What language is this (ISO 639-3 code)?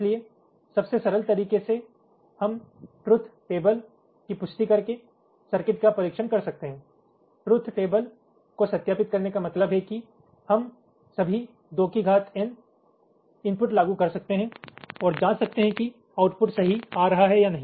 hin